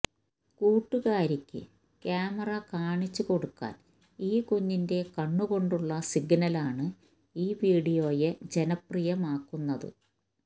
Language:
Malayalam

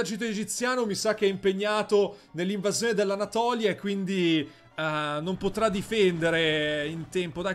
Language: Italian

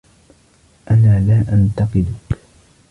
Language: Arabic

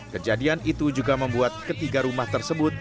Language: Indonesian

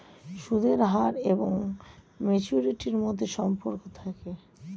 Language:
Bangla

